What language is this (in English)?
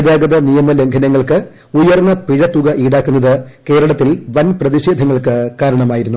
Malayalam